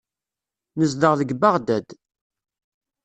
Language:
Kabyle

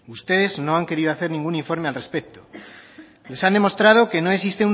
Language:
Spanish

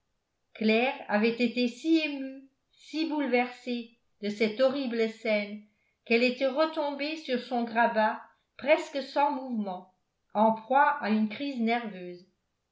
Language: French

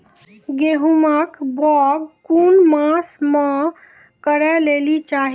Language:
Maithili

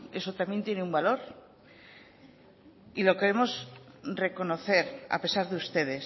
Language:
Spanish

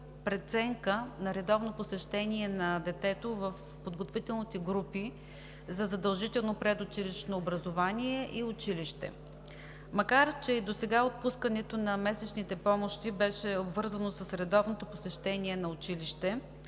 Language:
Bulgarian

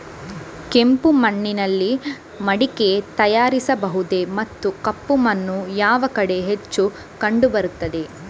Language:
Kannada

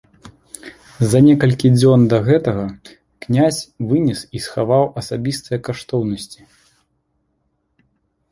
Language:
Belarusian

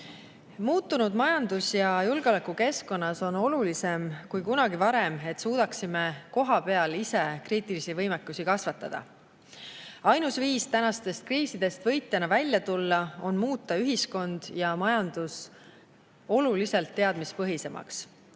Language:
Estonian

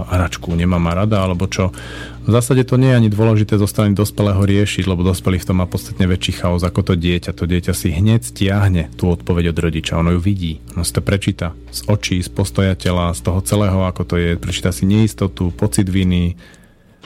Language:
Slovak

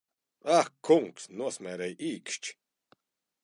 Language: Latvian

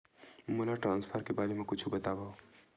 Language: Chhattisgarhi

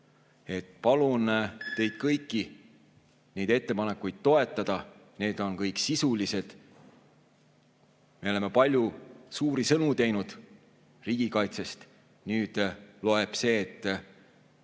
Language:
Estonian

